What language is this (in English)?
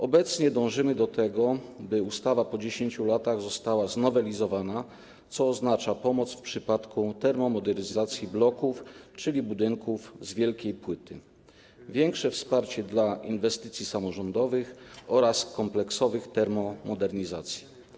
Polish